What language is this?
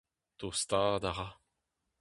Breton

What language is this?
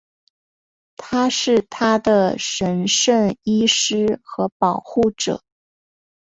Chinese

